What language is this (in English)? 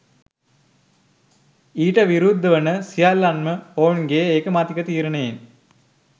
Sinhala